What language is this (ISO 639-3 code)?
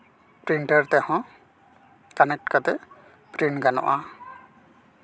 sat